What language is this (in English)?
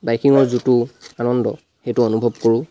Assamese